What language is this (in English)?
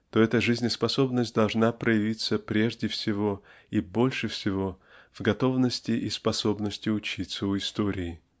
Russian